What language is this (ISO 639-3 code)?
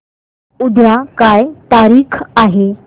mar